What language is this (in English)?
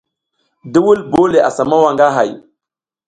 South Giziga